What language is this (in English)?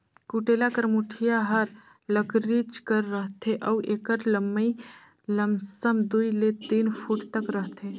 Chhattisgarhi